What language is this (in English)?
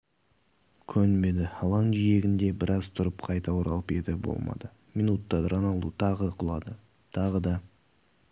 Kazakh